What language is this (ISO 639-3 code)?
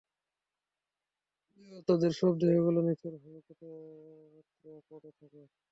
ben